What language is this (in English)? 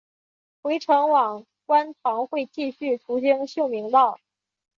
Chinese